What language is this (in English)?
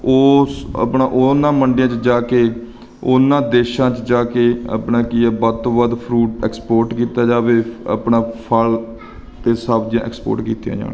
Punjabi